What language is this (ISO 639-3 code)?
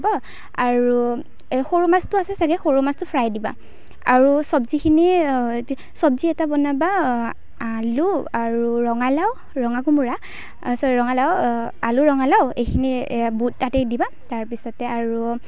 asm